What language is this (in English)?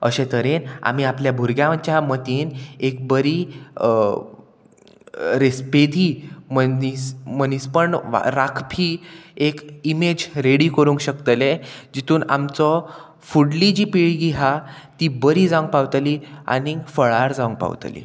Konkani